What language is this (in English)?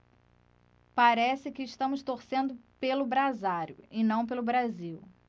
Portuguese